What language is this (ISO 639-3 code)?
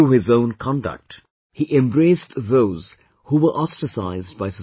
eng